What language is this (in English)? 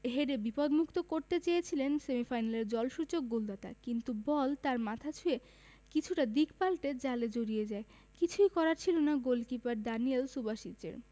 Bangla